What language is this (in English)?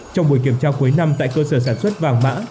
Vietnamese